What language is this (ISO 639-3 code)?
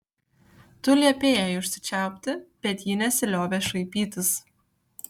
lit